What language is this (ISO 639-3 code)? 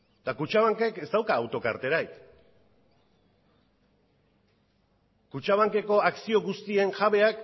eus